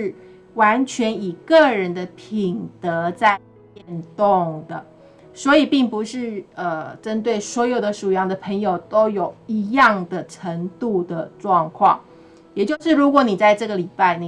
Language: Chinese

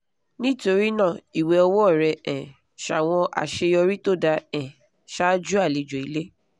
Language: Yoruba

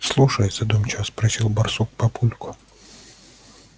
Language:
Russian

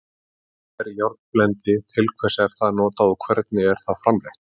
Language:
Icelandic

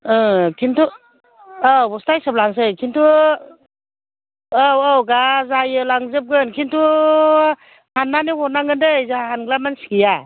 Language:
Bodo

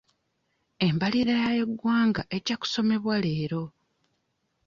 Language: Ganda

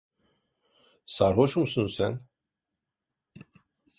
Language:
Turkish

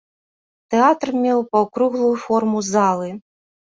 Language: Belarusian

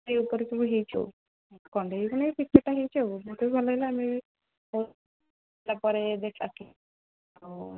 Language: Odia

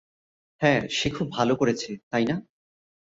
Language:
Bangla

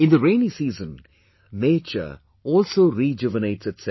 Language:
English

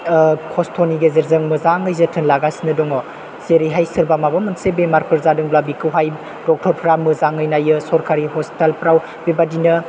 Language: Bodo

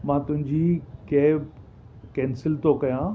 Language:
Sindhi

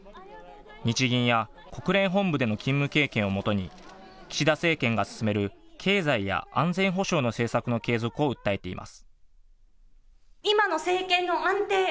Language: Japanese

